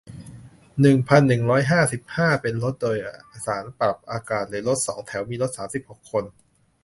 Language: Thai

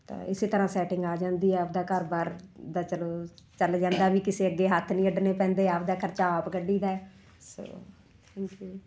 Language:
Punjabi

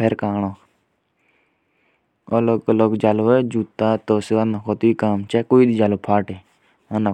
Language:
Jaunsari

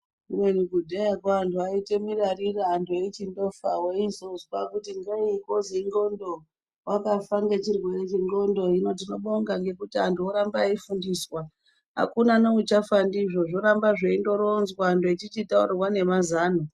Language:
Ndau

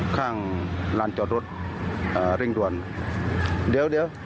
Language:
Thai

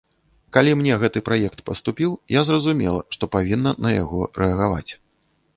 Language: Belarusian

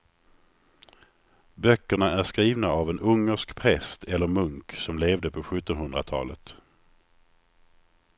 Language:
Swedish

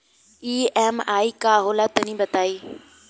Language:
Bhojpuri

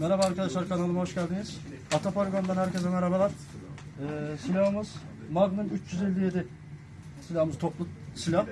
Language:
Turkish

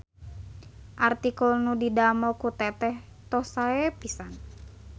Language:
Sundanese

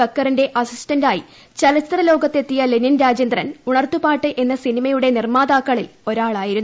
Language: Malayalam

